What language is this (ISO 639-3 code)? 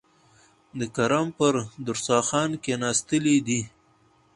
pus